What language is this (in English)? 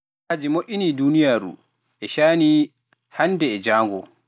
Pular